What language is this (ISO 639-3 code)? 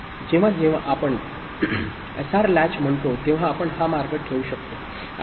mar